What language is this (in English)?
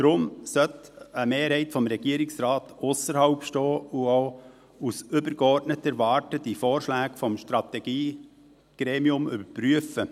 Swiss German